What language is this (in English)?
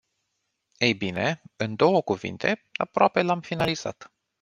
Romanian